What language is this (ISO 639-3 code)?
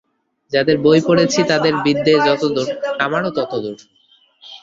ben